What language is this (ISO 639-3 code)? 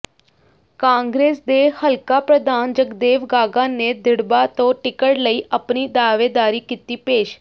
pan